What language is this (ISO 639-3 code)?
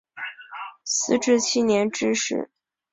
zho